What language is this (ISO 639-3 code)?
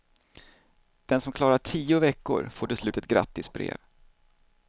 swe